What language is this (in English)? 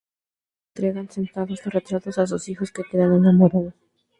Spanish